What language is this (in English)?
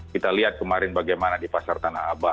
Indonesian